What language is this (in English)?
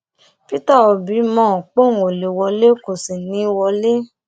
Yoruba